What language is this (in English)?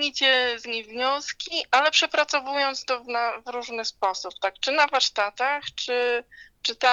Polish